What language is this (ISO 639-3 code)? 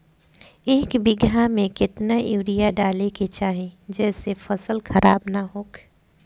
bho